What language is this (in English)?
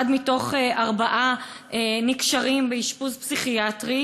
Hebrew